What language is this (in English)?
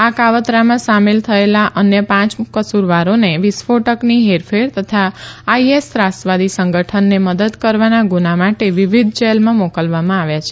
Gujarati